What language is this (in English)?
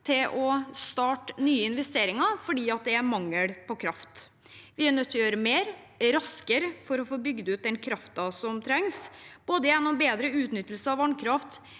Norwegian